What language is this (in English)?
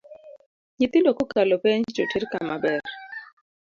Luo (Kenya and Tanzania)